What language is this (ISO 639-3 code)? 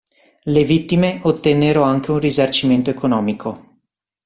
ita